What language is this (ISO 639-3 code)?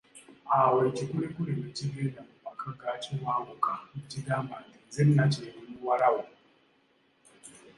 lug